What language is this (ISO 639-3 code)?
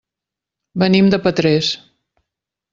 cat